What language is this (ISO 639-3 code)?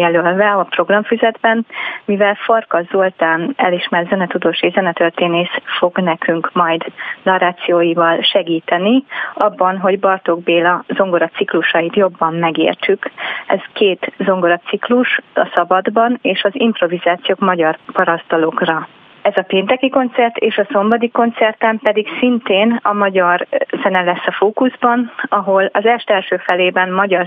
hun